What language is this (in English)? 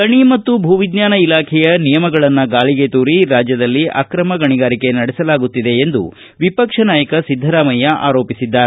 Kannada